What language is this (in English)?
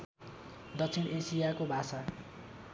Nepali